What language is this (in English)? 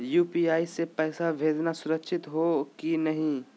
Magahi